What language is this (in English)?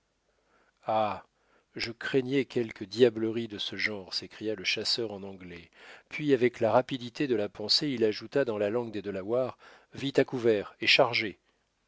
French